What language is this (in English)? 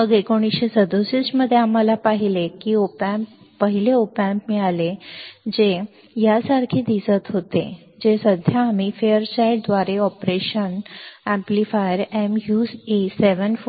Marathi